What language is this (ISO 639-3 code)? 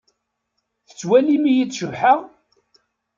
kab